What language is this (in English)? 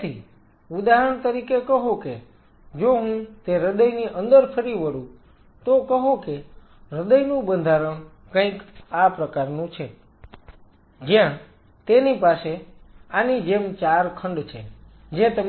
Gujarati